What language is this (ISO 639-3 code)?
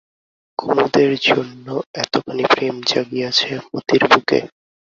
ben